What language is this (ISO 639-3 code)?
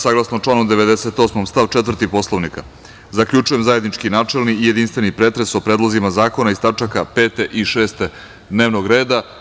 srp